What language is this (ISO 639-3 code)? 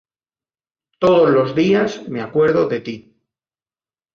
spa